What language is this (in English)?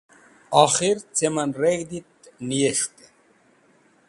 Wakhi